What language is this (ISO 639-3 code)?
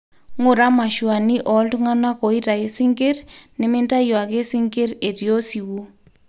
mas